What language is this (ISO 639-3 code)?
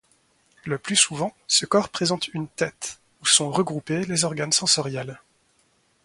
fra